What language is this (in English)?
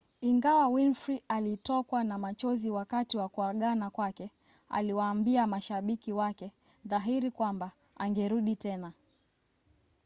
Swahili